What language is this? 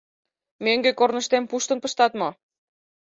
Mari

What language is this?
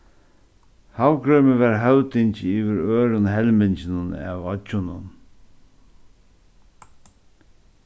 Faroese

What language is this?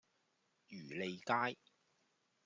Cantonese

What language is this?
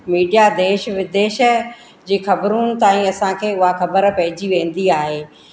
Sindhi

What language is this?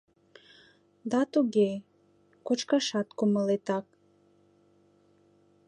Mari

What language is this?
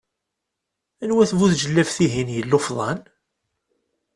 Kabyle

